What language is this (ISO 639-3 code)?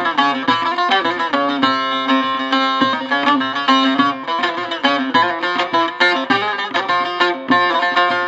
tur